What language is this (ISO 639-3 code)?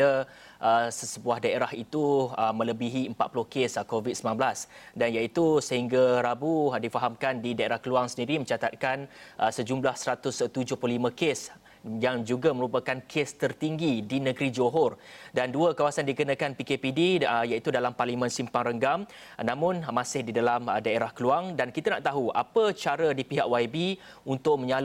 msa